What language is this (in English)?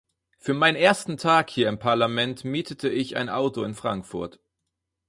German